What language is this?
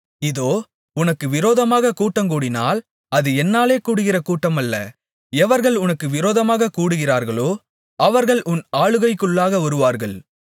Tamil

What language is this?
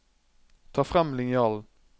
Norwegian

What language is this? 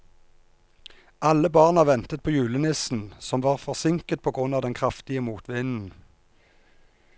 Norwegian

